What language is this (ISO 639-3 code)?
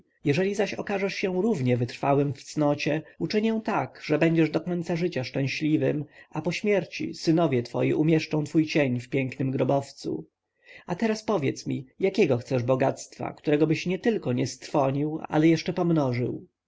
pol